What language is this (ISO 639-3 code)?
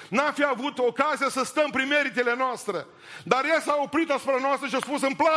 ron